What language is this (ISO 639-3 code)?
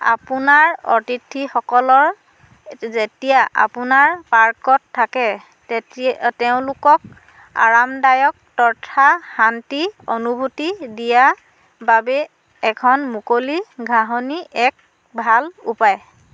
asm